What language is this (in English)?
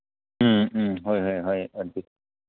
Manipuri